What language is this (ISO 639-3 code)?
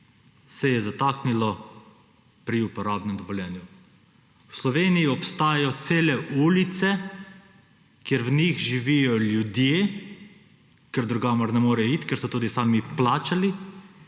slv